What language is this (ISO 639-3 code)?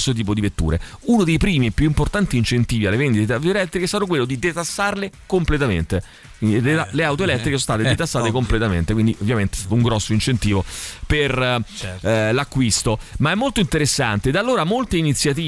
ita